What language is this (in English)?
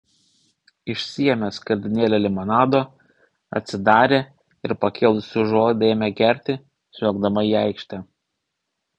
Lithuanian